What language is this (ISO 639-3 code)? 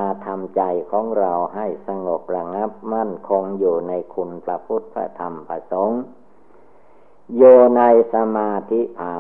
tha